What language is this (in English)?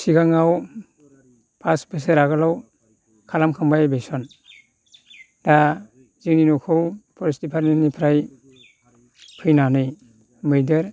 Bodo